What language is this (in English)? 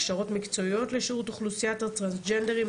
Hebrew